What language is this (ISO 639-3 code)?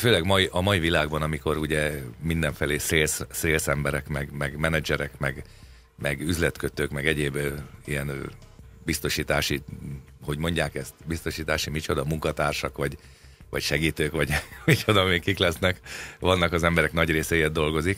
hun